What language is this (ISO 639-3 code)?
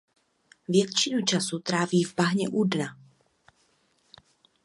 ces